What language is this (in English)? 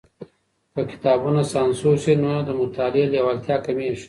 Pashto